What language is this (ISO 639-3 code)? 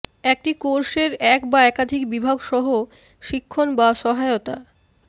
ben